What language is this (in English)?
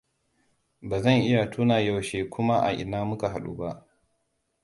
Hausa